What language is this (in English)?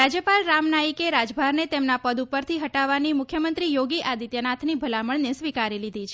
Gujarati